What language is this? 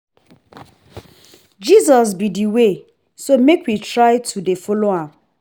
Nigerian Pidgin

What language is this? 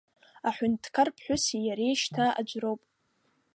Abkhazian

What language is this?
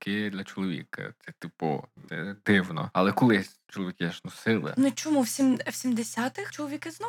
Ukrainian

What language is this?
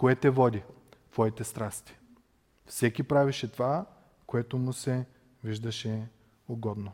Bulgarian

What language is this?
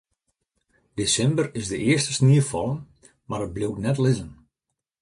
Western Frisian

